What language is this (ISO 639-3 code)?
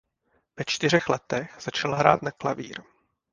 ces